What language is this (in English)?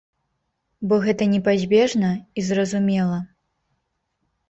Belarusian